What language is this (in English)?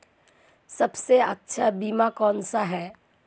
Hindi